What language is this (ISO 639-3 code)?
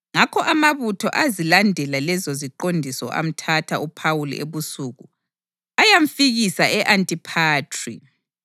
nde